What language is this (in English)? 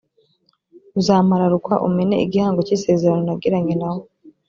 Kinyarwanda